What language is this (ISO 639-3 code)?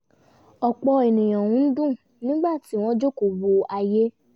yor